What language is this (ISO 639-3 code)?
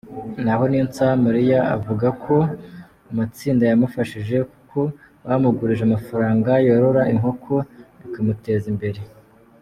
kin